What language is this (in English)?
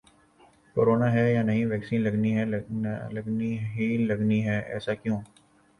Urdu